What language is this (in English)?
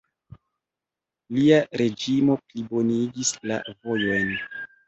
Esperanto